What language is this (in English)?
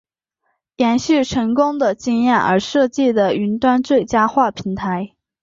Chinese